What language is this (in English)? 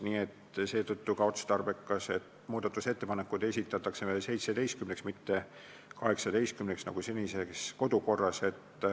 Estonian